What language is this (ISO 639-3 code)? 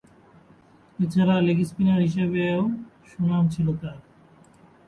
ben